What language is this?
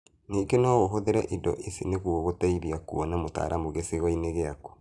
Kikuyu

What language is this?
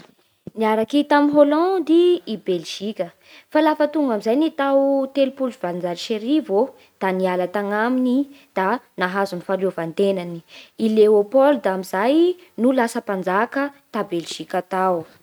Bara Malagasy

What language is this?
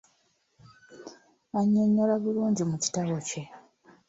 Ganda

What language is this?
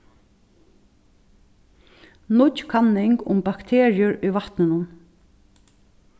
Faroese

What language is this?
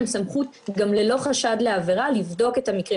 Hebrew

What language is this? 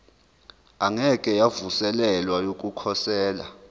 Zulu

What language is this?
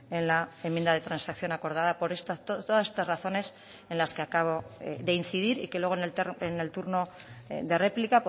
Spanish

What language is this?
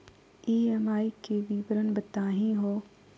Magahi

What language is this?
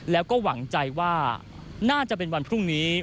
Thai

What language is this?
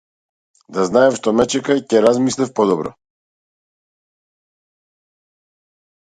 Macedonian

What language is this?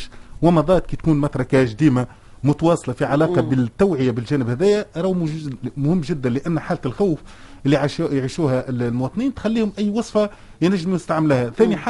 Arabic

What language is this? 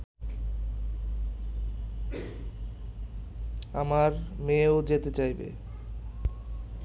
Bangla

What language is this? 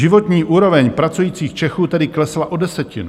Czech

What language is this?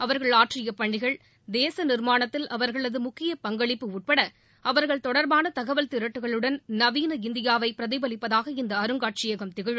Tamil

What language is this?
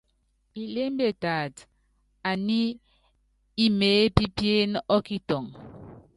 Yangben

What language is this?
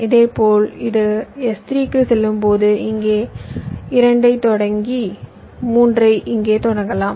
Tamil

